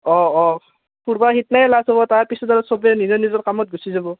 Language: Assamese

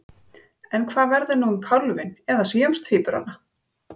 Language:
Icelandic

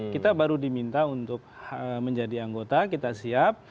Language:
Indonesian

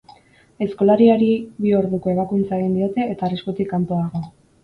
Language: Basque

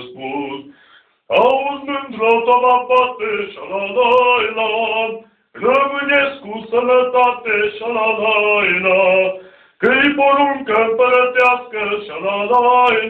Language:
Greek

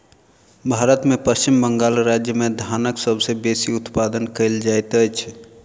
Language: Maithili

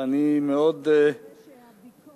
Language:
Hebrew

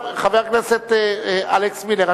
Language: Hebrew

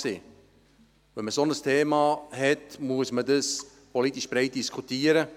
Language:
Swiss German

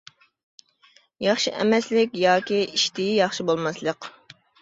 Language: Uyghur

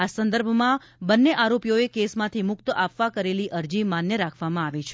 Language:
Gujarati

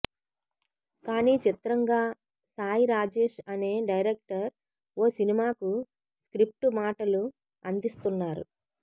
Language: Telugu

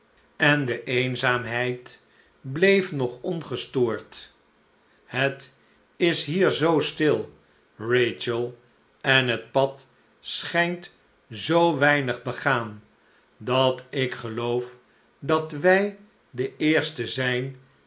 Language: Dutch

